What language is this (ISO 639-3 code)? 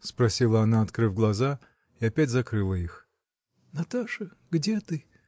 rus